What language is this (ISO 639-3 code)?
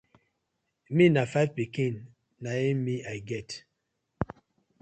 pcm